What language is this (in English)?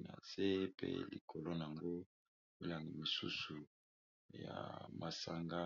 Lingala